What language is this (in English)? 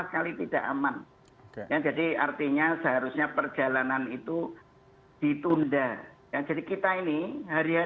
Indonesian